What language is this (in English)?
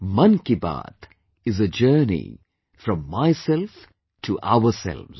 English